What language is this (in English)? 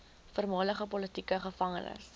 Afrikaans